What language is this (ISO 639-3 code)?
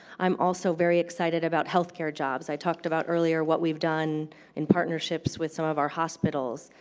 eng